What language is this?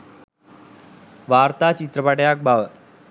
Sinhala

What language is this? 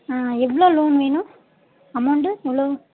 Tamil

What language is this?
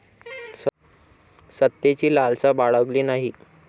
Marathi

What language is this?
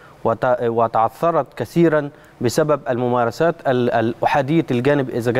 Arabic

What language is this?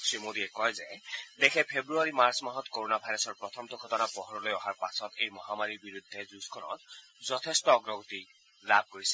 Assamese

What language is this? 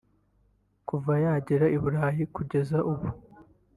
Kinyarwanda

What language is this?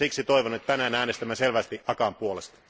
Finnish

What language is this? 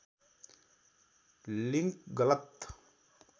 Nepali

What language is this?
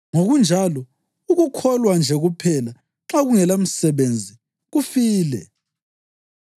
North Ndebele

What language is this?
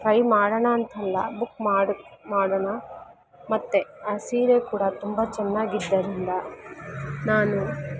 Kannada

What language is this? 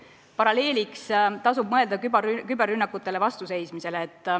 Estonian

